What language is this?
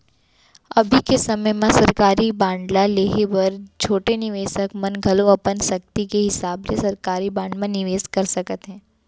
Chhattisgarhi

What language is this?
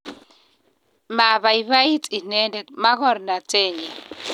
Kalenjin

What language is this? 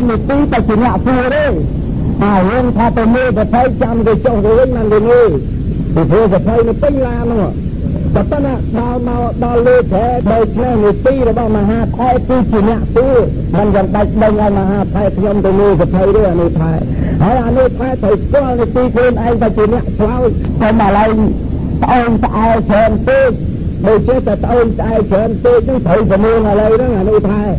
Thai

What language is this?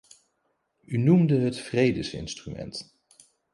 Dutch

